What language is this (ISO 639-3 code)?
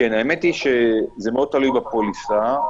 heb